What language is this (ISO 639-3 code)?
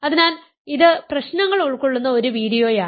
mal